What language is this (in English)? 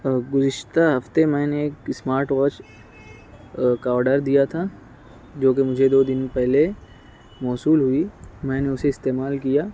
Urdu